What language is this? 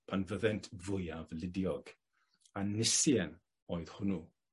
Welsh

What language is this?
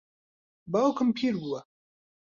Central Kurdish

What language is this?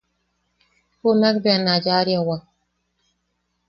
Yaqui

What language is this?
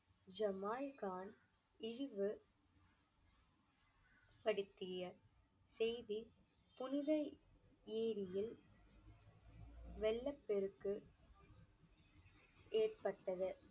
Tamil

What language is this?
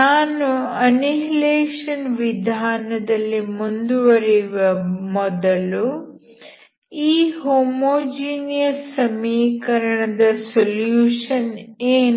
Kannada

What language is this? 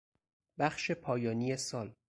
Persian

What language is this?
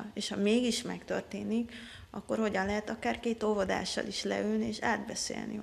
Hungarian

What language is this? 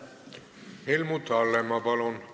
Estonian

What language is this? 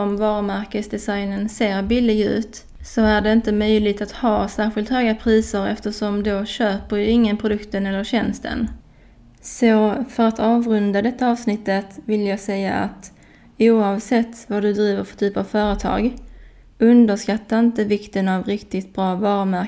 Swedish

